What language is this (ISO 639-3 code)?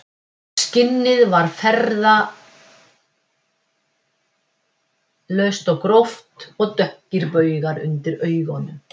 isl